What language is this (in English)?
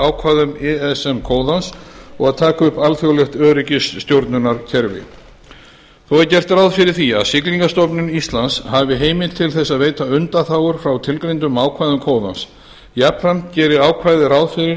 Icelandic